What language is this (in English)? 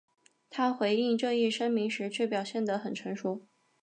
Chinese